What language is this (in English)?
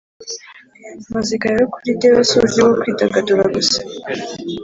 Kinyarwanda